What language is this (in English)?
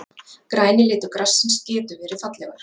Icelandic